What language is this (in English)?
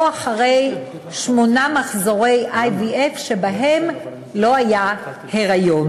Hebrew